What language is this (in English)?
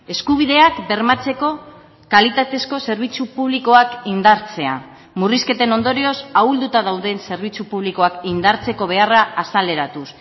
Basque